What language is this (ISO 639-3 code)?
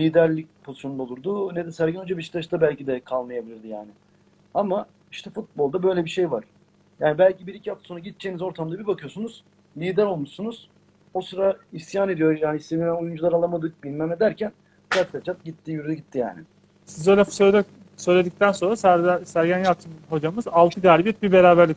tur